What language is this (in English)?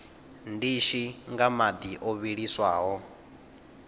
Venda